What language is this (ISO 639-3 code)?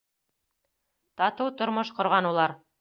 bak